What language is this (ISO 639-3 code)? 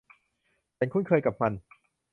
tha